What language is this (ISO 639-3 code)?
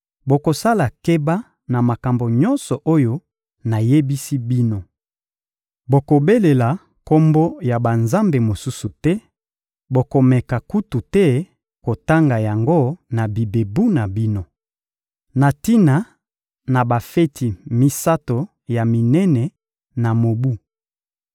lin